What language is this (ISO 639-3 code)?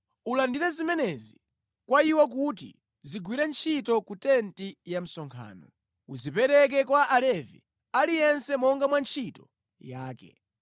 nya